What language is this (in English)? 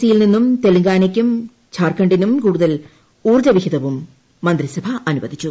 Malayalam